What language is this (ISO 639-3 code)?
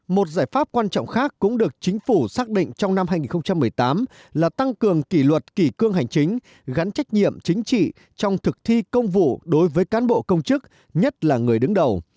vie